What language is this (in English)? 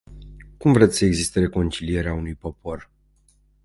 Romanian